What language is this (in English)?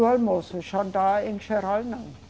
Portuguese